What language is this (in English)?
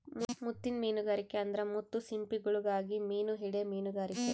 Kannada